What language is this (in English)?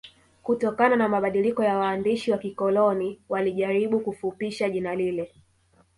Swahili